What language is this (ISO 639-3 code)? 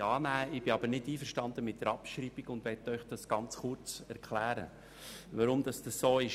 gsw